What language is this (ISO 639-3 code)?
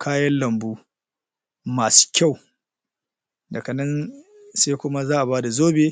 hau